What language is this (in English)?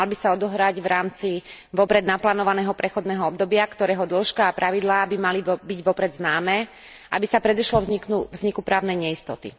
Slovak